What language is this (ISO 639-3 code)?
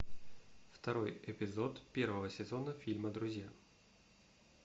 rus